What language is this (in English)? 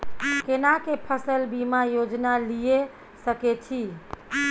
Maithili